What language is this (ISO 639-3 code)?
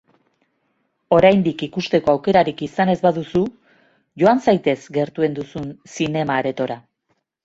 eus